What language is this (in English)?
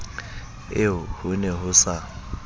Southern Sotho